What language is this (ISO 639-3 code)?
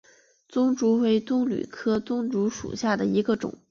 zho